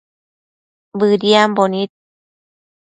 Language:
Matsés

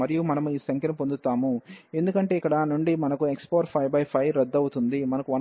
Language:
Telugu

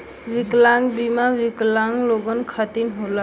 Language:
Bhojpuri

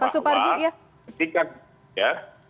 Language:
Indonesian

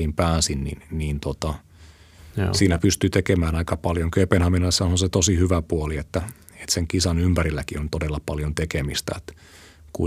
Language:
Finnish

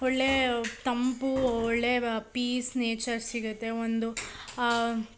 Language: Kannada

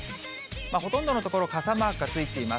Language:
Japanese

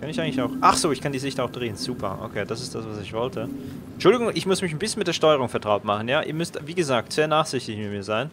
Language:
German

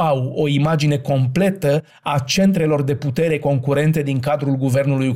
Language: Romanian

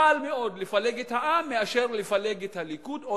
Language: Hebrew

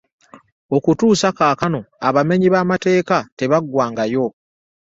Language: Ganda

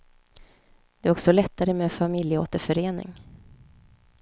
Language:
Swedish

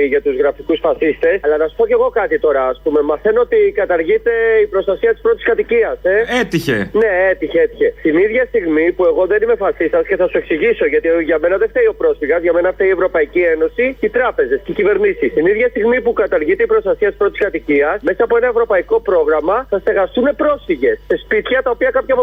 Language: Greek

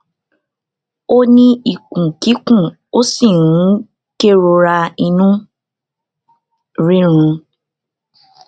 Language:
Yoruba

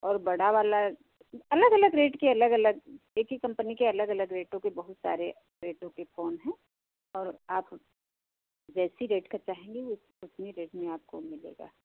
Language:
Hindi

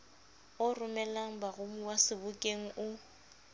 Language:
Southern Sotho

